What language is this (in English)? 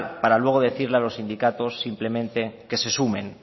Spanish